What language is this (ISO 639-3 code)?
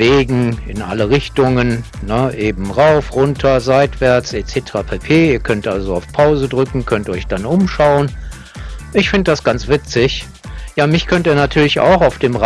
deu